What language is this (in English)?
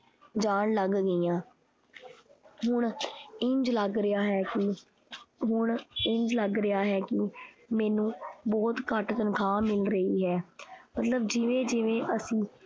Punjabi